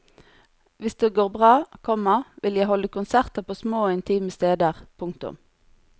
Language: Norwegian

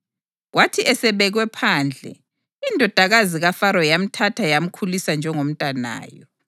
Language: North Ndebele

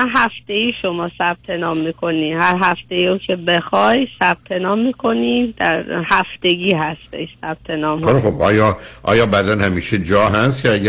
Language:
Persian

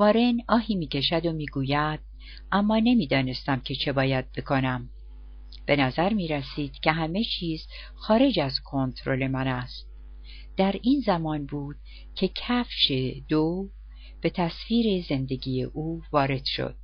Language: Persian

